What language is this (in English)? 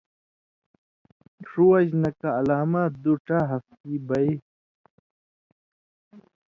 Indus Kohistani